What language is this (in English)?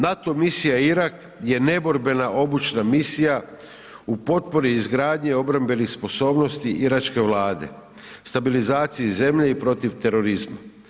Croatian